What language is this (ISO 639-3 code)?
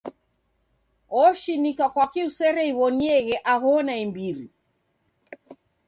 dav